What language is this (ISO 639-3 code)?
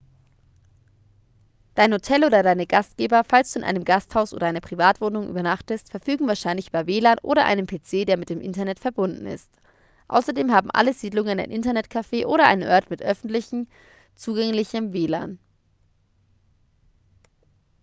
deu